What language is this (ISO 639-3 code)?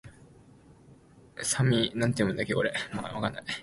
jpn